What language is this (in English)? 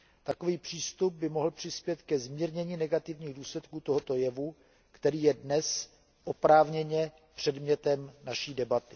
Czech